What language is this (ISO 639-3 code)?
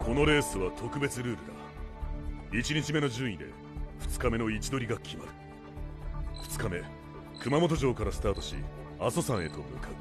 jpn